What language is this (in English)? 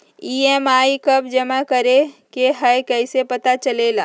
Magahi